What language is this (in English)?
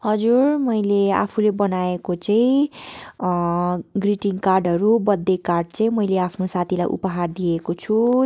Nepali